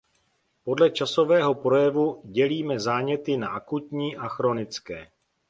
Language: Czech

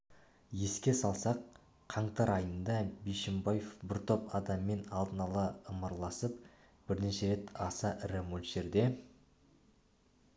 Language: Kazakh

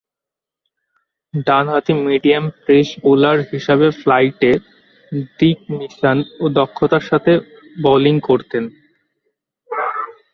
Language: Bangla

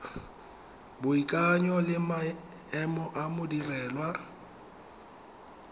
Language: Tswana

